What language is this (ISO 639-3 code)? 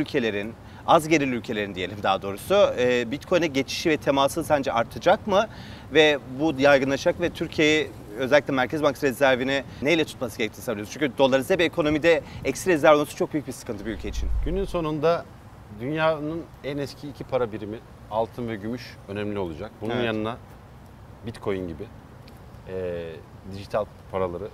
tur